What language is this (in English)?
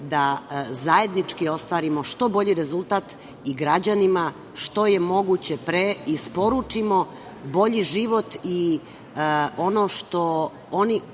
Serbian